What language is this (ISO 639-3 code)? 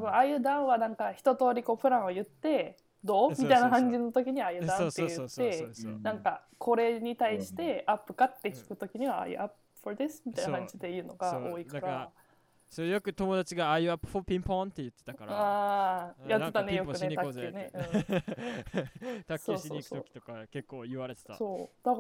jpn